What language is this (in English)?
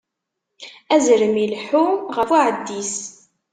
Kabyle